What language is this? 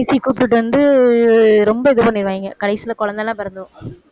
Tamil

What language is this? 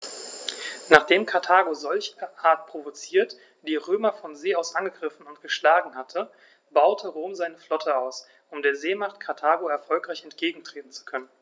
German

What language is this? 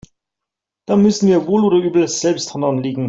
German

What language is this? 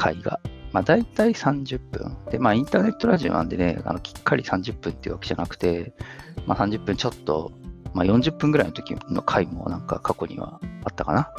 Japanese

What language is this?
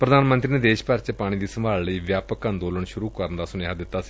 Punjabi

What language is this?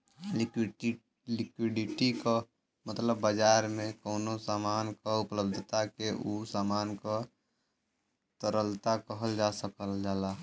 Bhojpuri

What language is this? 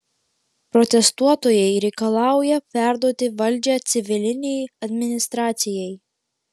Lithuanian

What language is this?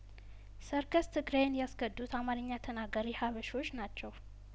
Amharic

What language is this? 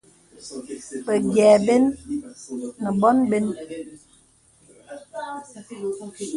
Bebele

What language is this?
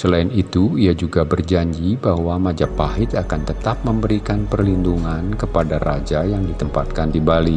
Indonesian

